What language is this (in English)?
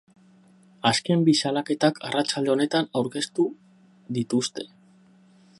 Basque